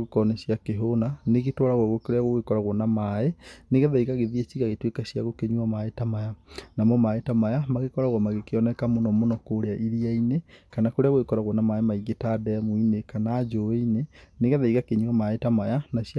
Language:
Kikuyu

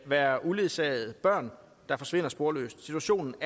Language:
Danish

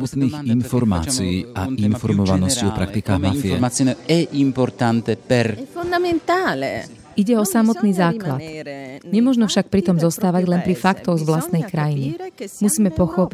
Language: Slovak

